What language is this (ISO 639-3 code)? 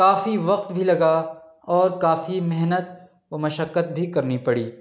urd